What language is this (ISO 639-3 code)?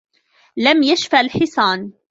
ara